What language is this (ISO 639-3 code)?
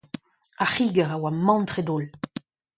bre